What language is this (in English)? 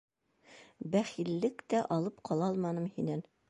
Bashkir